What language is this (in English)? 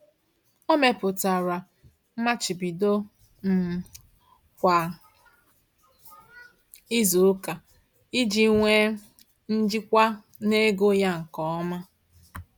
Igbo